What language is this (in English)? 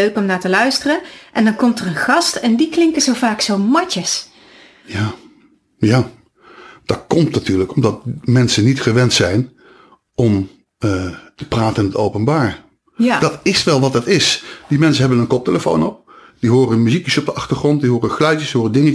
Dutch